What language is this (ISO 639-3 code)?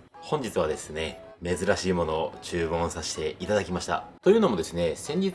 jpn